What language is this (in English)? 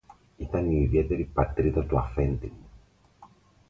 Greek